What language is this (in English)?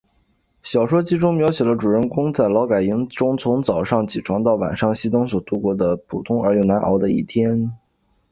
Chinese